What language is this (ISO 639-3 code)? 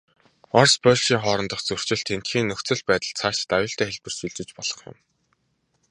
mon